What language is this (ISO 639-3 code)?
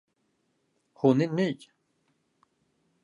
swe